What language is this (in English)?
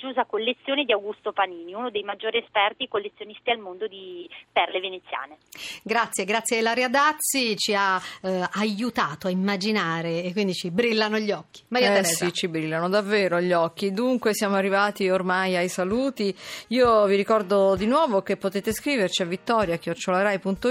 Italian